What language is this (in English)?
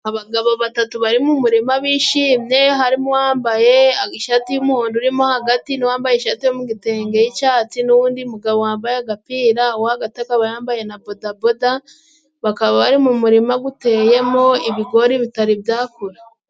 Kinyarwanda